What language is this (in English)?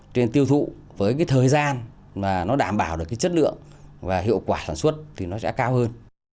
Vietnamese